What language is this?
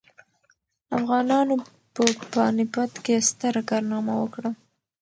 Pashto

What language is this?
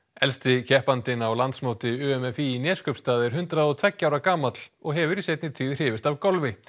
Icelandic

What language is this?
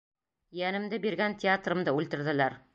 Bashkir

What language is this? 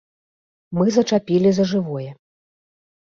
Belarusian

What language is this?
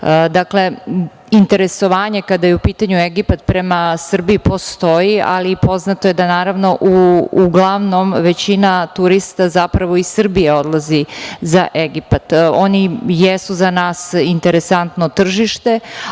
Serbian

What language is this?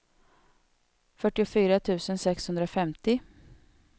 Swedish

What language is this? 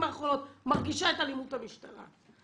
Hebrew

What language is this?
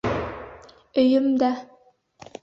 Bashkir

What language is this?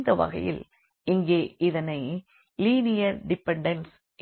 Tamil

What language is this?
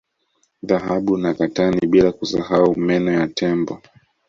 Swahili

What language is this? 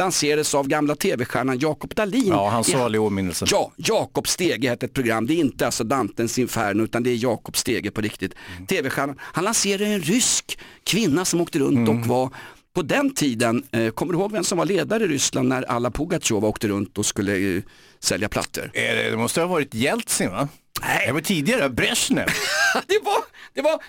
Swedish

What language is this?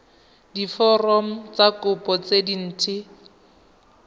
Tswana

